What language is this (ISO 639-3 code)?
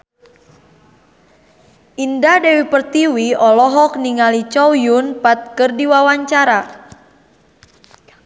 sun